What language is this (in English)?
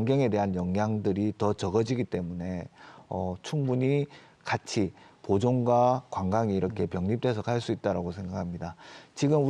Korean